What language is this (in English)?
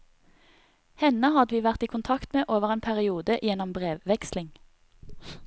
Norwegian